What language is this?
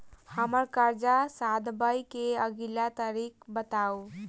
Maithili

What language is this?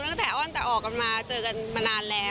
Thai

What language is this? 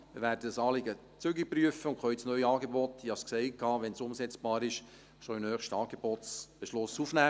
Swiss German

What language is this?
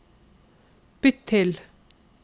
Norwegian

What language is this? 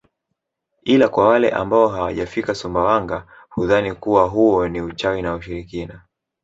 Swahili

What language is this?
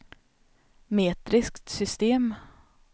Swedish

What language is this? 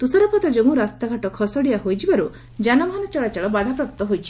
Odia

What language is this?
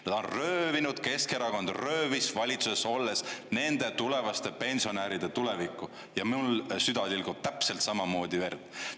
Estonian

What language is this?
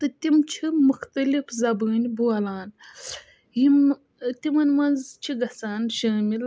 Kashmiri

